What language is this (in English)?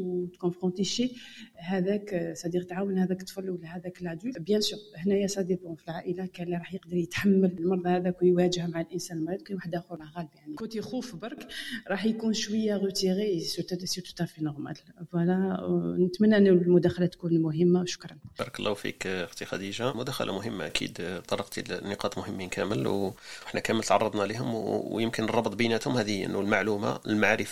Arabic